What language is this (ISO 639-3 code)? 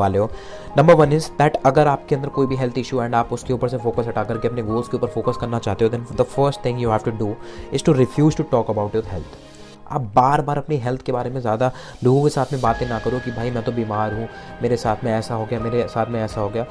hin